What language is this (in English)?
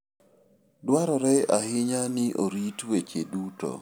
Luo (Kenya and Tanzania)